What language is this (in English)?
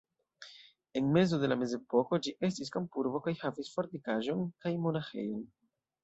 Esperanto